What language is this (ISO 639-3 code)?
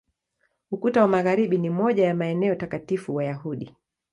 swa